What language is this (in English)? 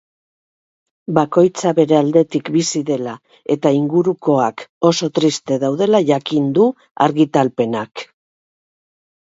Basque